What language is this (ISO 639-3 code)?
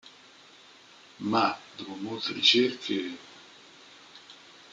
ita